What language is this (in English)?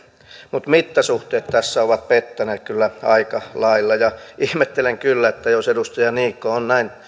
Finnish